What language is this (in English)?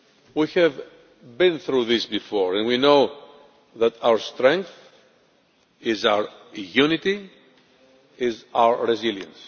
English